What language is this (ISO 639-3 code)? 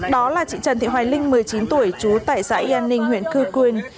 vie